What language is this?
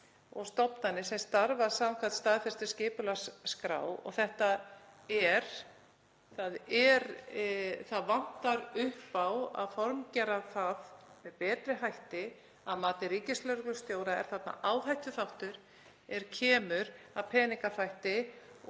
Icelandic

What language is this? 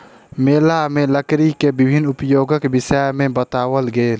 Maithili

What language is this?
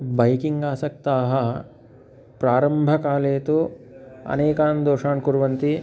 Sanskrit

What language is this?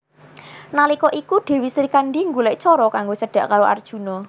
Javanese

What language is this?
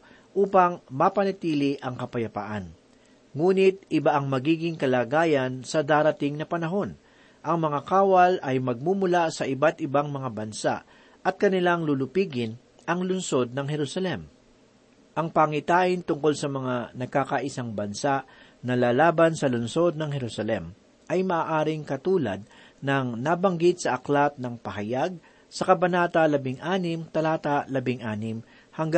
Filipino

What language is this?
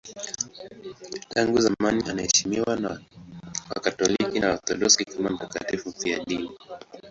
Swahili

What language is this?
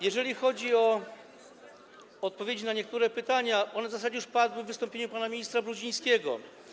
Polish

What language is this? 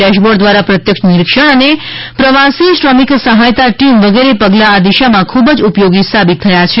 Gujarati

